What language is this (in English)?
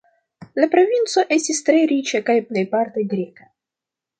Esperanto